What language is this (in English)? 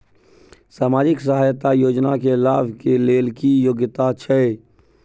Maithili